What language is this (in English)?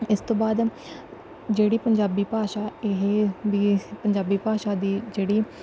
Punjabi